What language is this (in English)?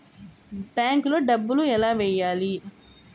Telugu